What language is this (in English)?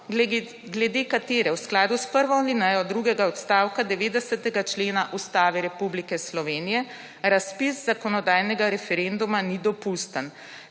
Slovenian